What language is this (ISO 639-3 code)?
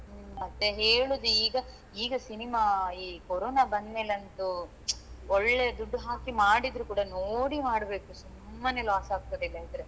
kan